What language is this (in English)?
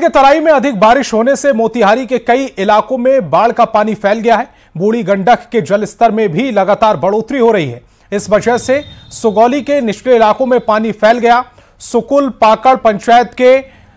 Hindi